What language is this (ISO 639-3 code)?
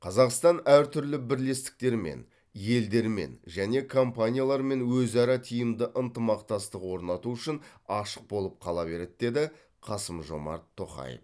kaz